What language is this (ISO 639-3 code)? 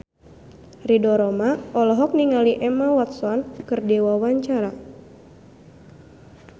sun